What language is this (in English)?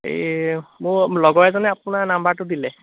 Assamese